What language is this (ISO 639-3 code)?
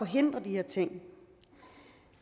dan